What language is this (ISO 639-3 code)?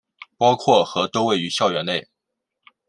zho